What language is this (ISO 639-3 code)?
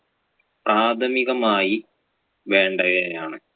mal